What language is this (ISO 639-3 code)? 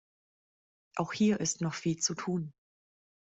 deu